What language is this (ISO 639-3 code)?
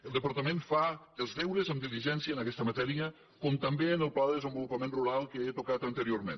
cat